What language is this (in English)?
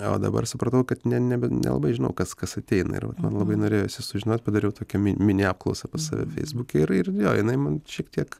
Lithuanian